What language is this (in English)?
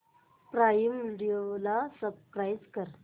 Marathi